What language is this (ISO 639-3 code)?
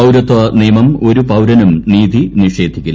mal